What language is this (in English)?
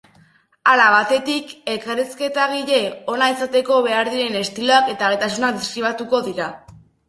Basque